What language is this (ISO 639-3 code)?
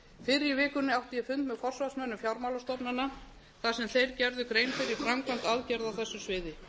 isl